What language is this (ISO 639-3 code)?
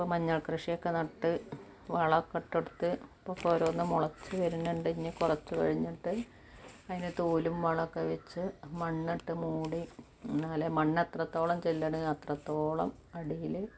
mal